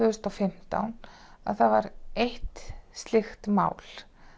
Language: Icelandic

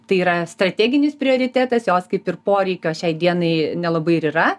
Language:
Lithuanian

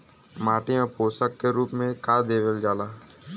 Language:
Bhojpuri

